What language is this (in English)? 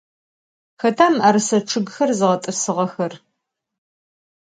Adyghe